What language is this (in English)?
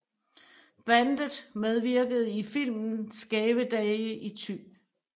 Danish